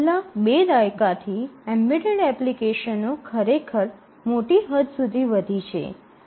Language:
Gujarati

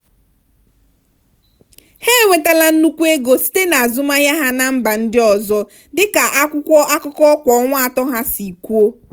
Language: Igbo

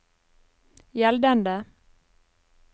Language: Norwegian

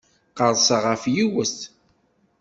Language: Kabyle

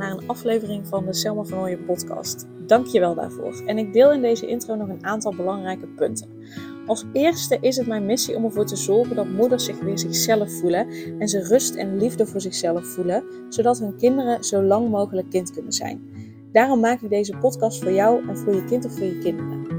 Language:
Dutch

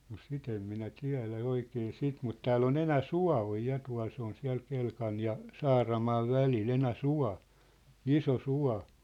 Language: Finnish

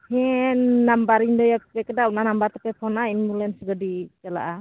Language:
Santali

